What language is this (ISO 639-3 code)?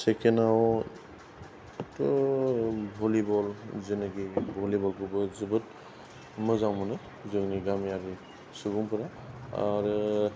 brx